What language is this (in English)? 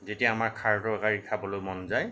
Assamese